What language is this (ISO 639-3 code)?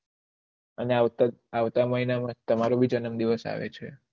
guj